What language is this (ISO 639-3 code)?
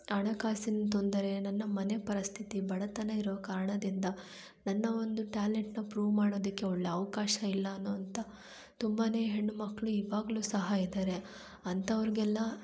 kan